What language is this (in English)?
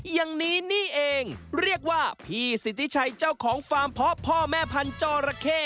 Thai